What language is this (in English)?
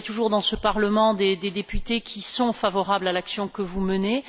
French